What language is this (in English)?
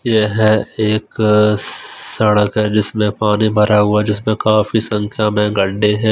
Hindi